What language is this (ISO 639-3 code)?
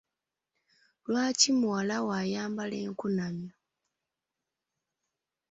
lug